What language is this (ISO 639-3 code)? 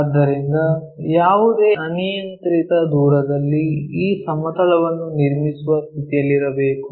kan